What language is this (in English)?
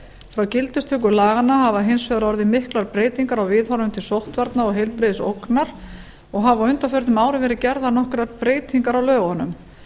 Icelandic